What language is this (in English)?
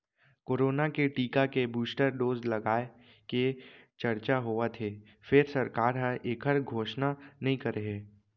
Chhattisgarhi